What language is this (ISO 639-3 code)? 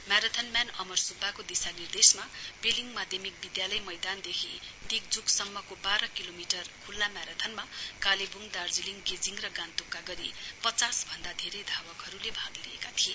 nep